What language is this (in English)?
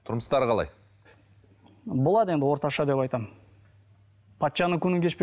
Kazakh